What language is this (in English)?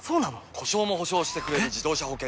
Japanese